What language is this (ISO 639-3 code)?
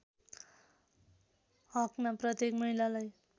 nep